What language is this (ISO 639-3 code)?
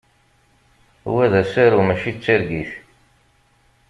kab